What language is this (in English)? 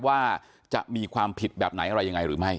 Thai